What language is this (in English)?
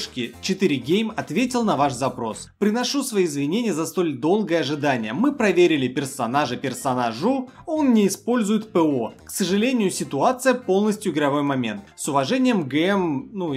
Russian